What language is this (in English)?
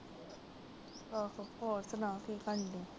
Punjabi